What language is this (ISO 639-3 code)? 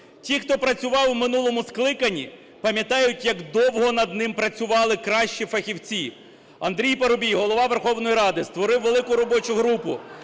ukr